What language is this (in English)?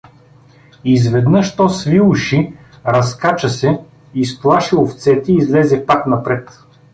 Bulgarian